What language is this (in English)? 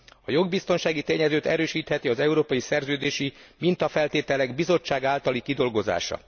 Hungarian